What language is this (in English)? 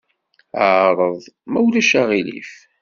Kabyle